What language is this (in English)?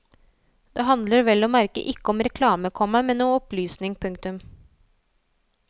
Norwegian